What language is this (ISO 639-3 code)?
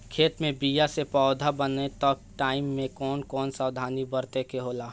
bho